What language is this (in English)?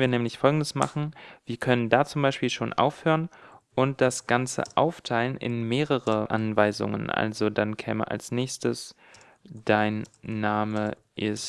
German